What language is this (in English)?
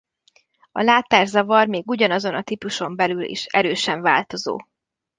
Hungarian